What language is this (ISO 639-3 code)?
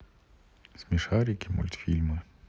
rus